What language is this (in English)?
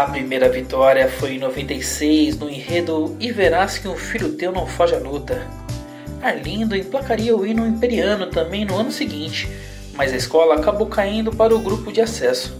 Portuguese